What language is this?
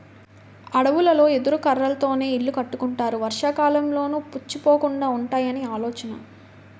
Telugu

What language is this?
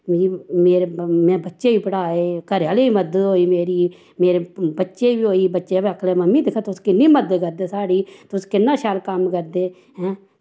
Dogri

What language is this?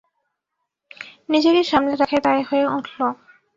Bangla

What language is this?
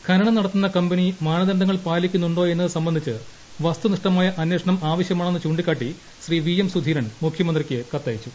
Malayalam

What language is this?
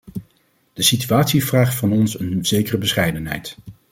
Dutch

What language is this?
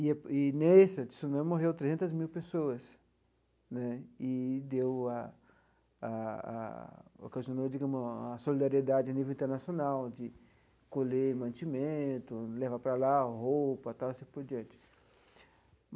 Portuguese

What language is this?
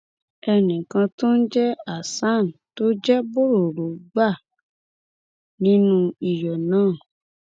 Yoruba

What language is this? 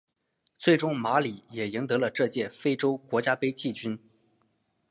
Chinese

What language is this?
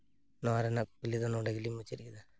Santali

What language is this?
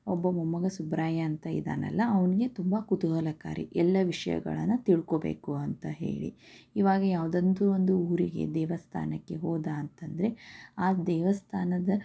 Kannada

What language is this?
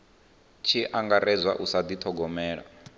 Venda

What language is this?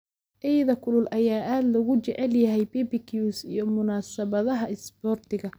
Somali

